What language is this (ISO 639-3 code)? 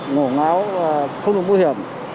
vie